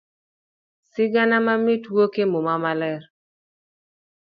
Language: Luo (Kenya and Tanzania)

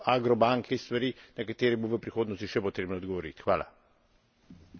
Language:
Slovenian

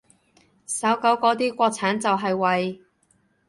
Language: Cantonese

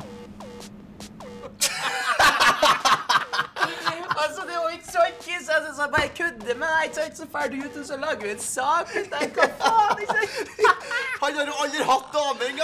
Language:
Norwegian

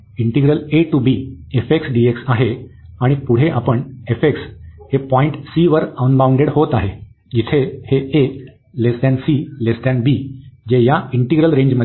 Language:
Marathi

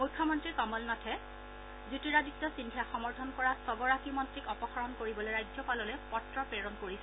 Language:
Assamese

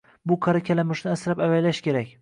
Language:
Uzbek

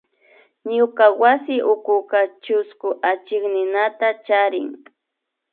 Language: Imbabura Highland Quichua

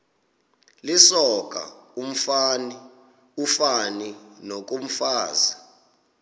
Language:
Xhosa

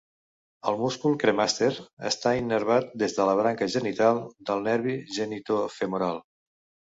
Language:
Catalan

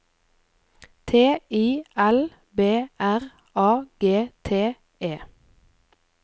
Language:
Norwegian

